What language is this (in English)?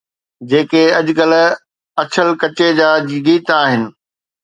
Sindhi